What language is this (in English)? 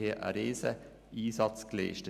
Swiss German